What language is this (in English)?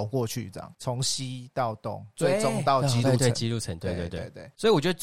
Chinese